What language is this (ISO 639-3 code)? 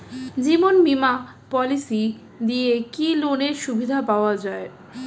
ben